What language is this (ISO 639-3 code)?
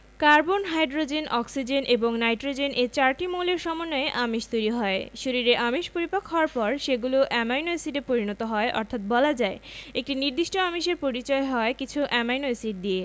ben